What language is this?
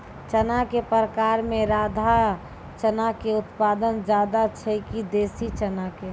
Maithili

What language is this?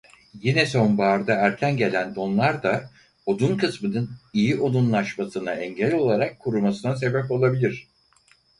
Turkish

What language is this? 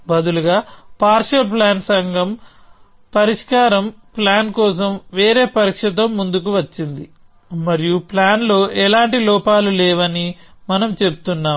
Telugu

